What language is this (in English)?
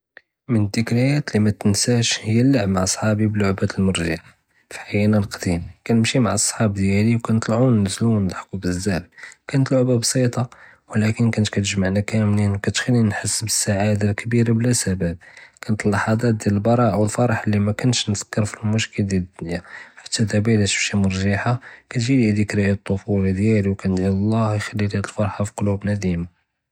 Judeo-Arabic